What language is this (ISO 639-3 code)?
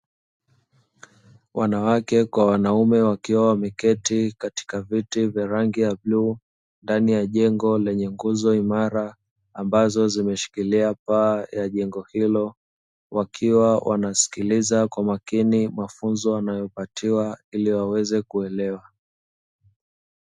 swa